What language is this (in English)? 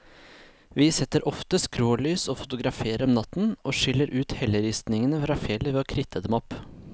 Norwegian